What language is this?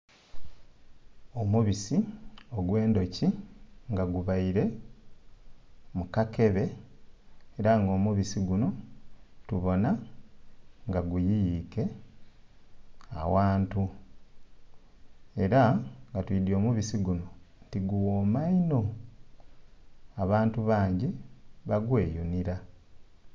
Soga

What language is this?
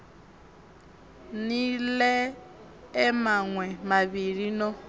Venda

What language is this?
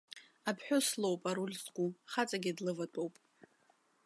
Abkhazian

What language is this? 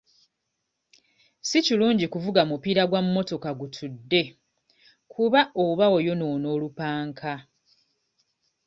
Ganda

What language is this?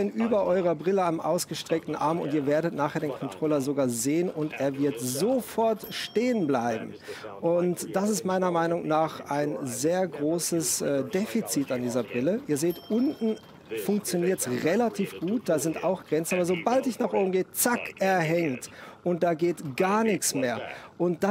German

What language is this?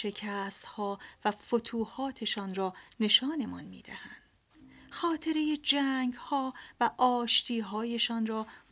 Persian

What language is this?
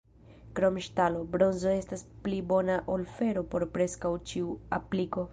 Esperanto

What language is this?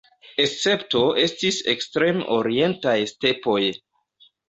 Esperanto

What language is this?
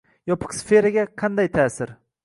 Uzbek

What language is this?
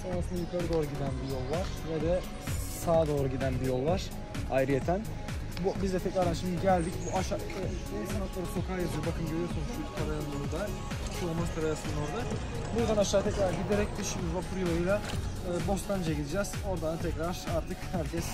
Turkish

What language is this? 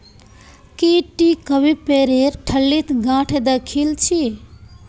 Magahi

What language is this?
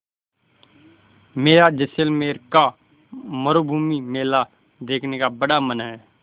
Hindi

